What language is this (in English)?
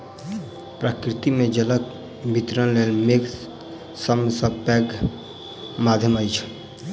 Maithili